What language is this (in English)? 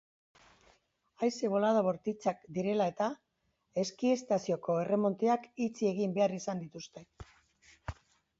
Basque